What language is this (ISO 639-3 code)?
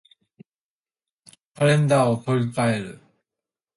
jpn